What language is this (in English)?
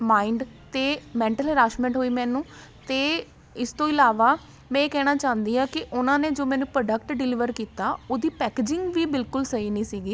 Punjabi